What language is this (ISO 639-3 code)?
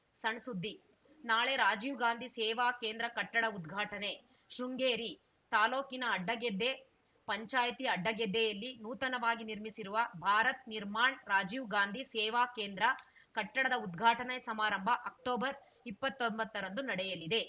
kan